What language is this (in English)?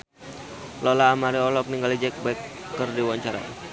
Sundanese